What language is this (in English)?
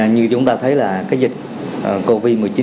Vietnamese